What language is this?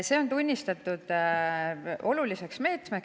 Estonian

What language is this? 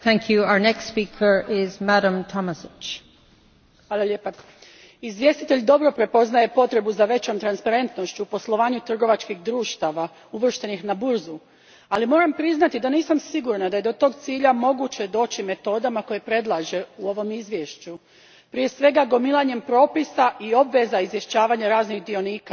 Croatian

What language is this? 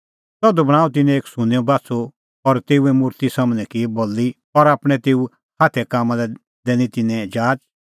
Kullu Pahari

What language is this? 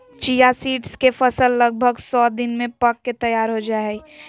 Magahi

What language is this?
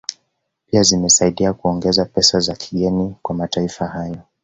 Swahili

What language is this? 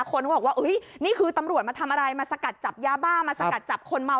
Thai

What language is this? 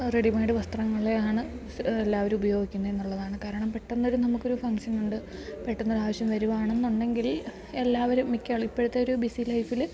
Malayalam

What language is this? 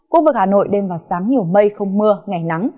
Vietnamese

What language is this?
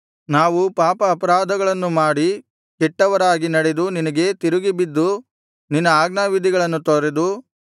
Kannada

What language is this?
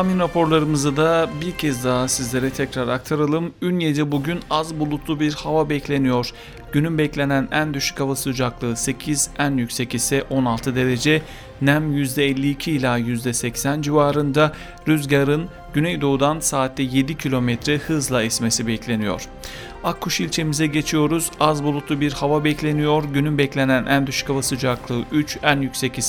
Turkish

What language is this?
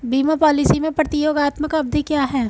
Hindi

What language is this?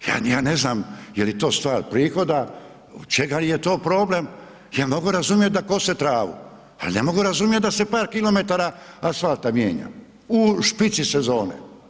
Croatian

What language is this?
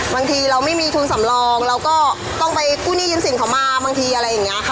Thai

